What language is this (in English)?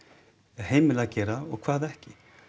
Icelandic